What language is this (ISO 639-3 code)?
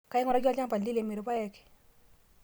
mas